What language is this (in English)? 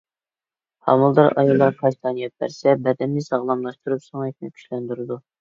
Uyghur